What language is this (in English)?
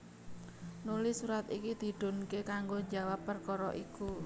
Javanese